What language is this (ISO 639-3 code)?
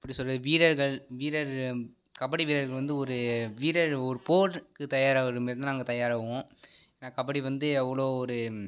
tam